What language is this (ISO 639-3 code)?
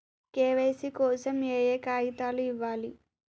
tel